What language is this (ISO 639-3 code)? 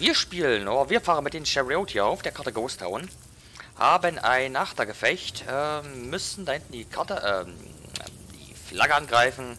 deu